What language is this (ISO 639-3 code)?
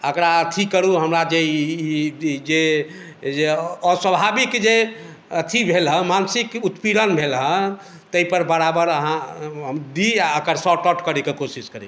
mai